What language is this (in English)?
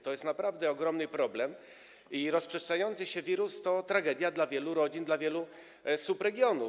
Polish